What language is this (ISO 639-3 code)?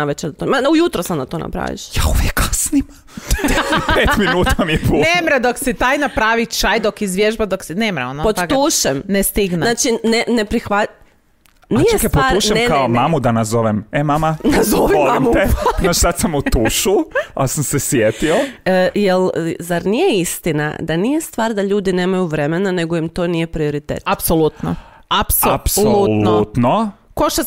hrv